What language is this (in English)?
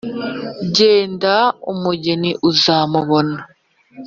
Kinyarwanda